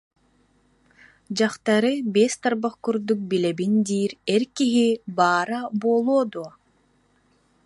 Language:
Yakut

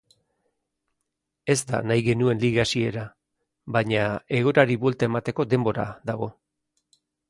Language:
Basque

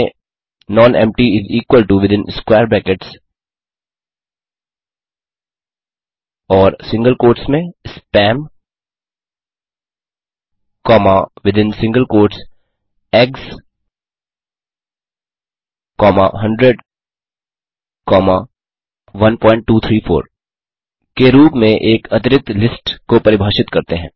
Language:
Hindi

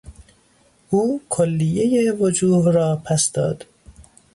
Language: Persian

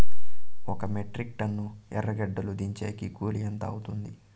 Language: Telugu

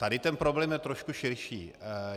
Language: Czech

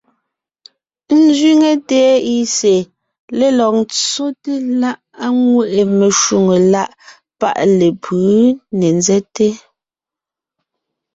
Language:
Ngiemboon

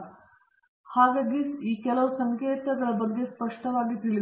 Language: Kannada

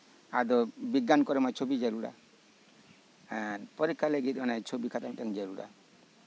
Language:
Santali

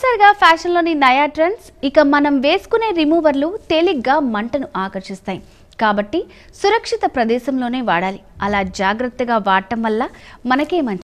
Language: Telugu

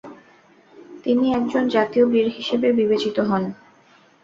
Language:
Bangla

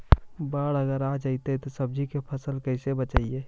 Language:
Magahi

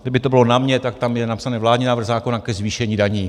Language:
Czech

